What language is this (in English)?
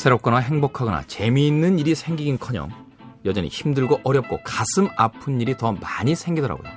Korean